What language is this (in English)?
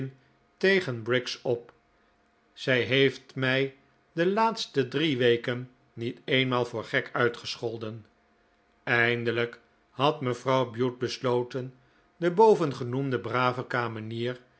Dutch